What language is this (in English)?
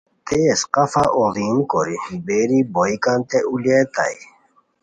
Khowar